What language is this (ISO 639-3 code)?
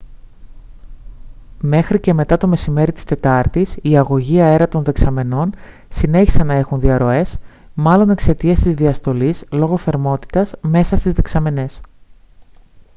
ell